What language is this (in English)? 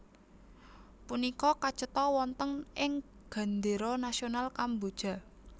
Javanese